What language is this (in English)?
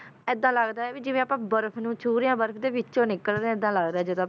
Punjabi